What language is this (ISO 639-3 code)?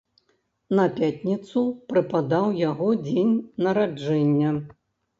bel